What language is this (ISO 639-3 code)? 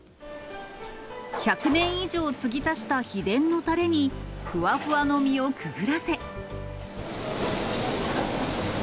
jpn